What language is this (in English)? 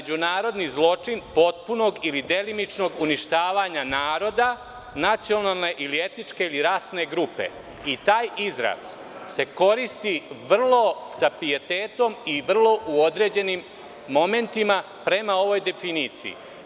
Serbian